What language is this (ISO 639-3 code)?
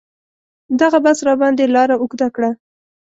pus